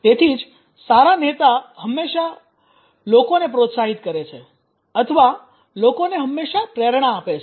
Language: Gujarati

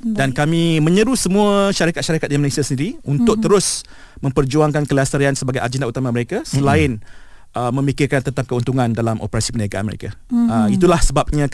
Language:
Malay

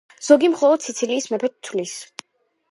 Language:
Georgian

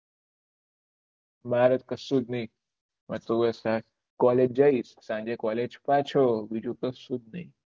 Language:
Gujarati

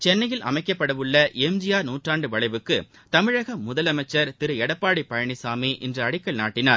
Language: Tamil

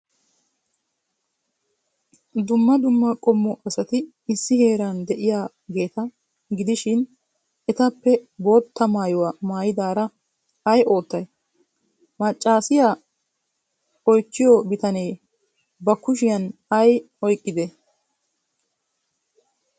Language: Wolaytta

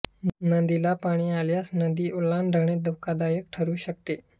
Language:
Marathi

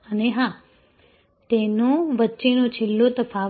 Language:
Gujarati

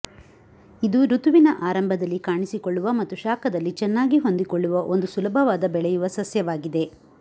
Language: Kannada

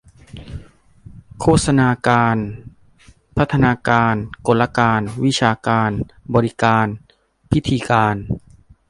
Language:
Thai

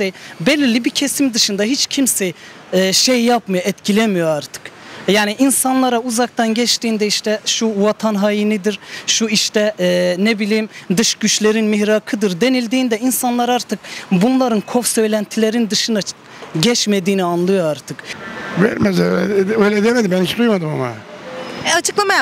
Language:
Turkish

